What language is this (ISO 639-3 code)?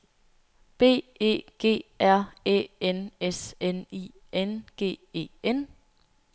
dan